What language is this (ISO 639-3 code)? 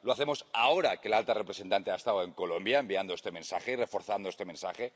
spa